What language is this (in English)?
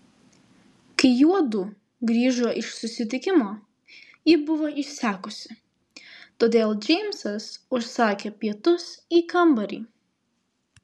Lithuanian